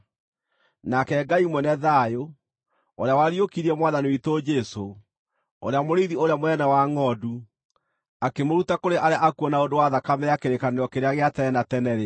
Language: Kikuyu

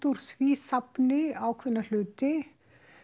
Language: Icelandic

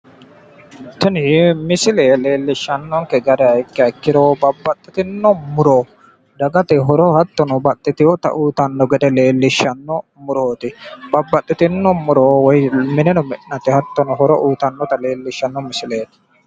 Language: Sidamo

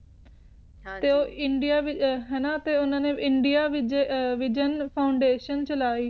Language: Punjabi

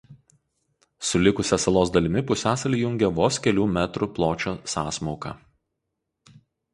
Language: Lithuanian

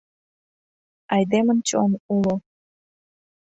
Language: Mari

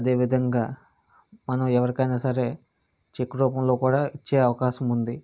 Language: Telugu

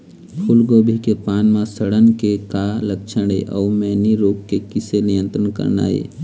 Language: Chhattisgarhi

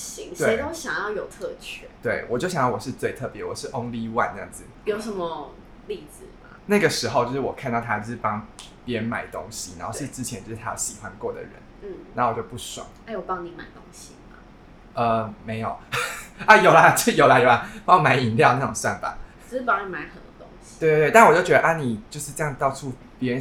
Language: Chinese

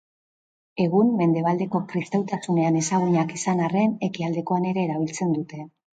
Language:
Basque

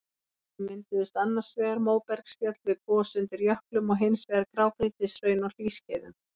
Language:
Icelandic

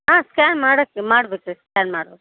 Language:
Kannada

